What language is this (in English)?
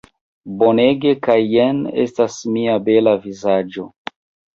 Esperanto